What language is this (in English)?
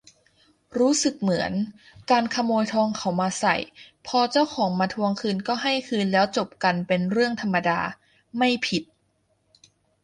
Thai